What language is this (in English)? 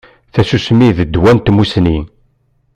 Kabyle